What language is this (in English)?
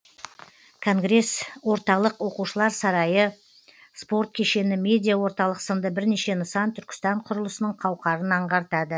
Kazakh